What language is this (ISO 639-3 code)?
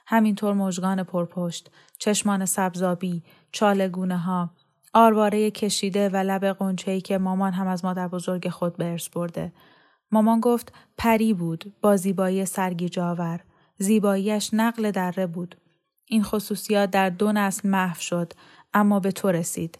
fas